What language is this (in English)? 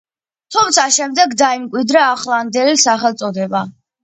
Georgian